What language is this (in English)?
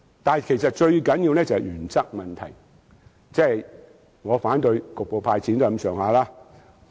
Cantonese